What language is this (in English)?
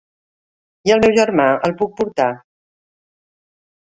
Catalan